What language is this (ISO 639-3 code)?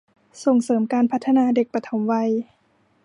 tha